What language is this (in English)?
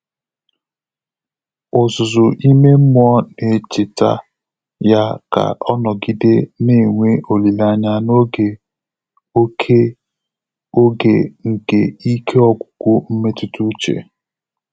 Igbo